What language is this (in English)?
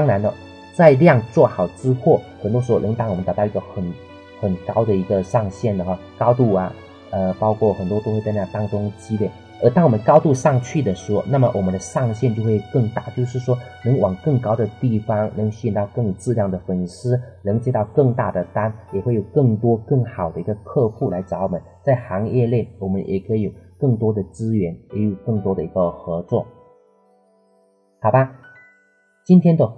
Chinese